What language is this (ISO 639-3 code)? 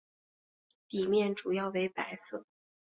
zho